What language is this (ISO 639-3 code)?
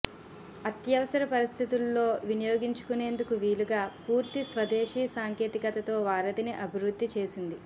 tel